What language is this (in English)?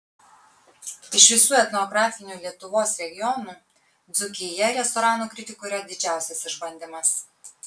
Lithuanian